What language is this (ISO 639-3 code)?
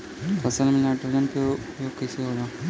bho